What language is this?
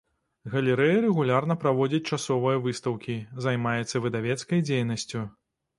Belarusian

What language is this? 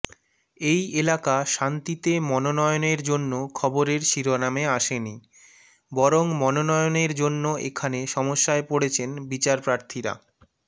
Bangla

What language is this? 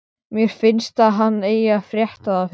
Icelandic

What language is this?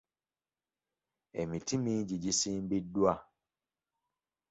Ganda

